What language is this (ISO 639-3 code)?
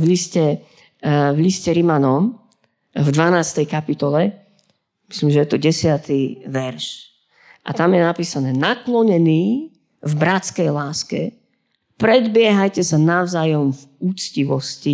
slk